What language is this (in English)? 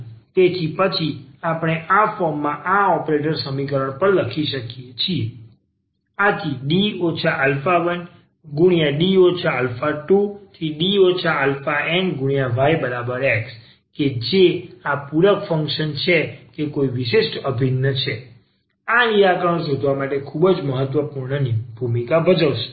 Gujarati